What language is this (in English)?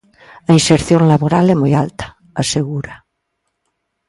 Galician